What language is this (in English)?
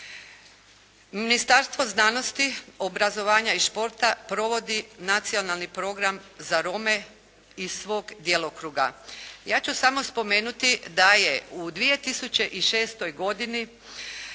Croatian